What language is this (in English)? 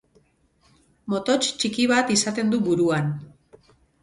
Basque